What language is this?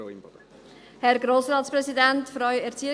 Swiss German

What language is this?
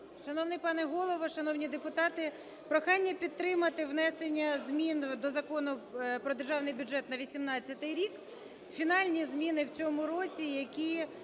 Ukrainian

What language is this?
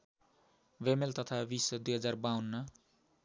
Nepali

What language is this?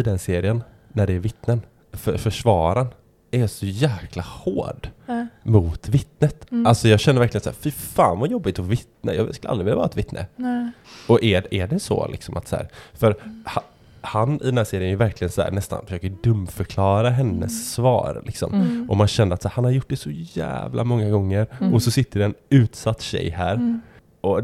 Swedish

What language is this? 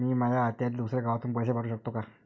Marathi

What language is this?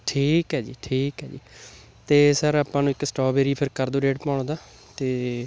Punjabi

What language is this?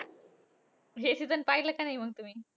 Marathi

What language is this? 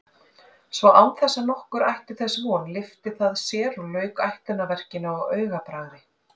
Icelandic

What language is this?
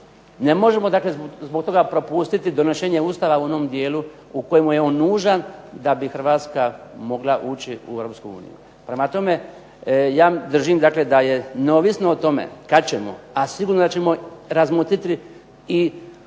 Croatian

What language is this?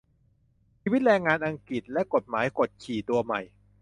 Thai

